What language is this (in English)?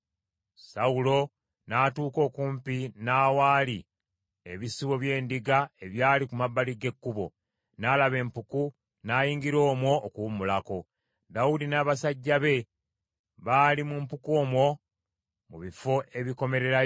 Ganda